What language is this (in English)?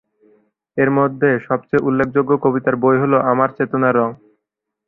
Bangla